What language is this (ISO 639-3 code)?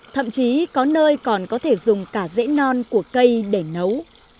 vie